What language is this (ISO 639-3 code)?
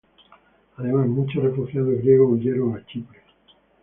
spa